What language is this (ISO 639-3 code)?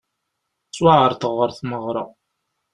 kab